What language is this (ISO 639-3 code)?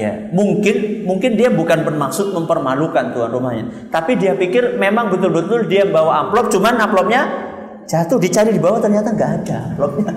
ind